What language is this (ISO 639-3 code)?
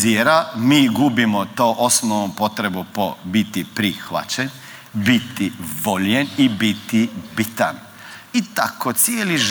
hrv